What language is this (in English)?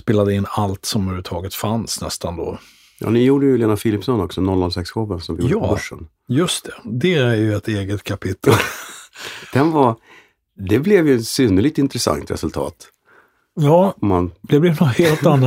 Swedish